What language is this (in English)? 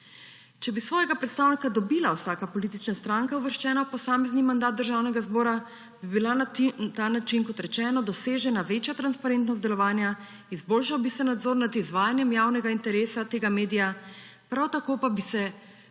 Slovenian